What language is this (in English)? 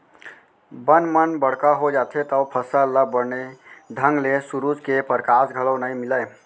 Chhattisgarhi